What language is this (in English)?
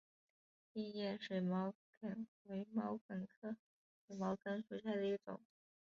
Chinese